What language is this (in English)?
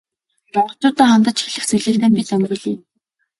Mongolian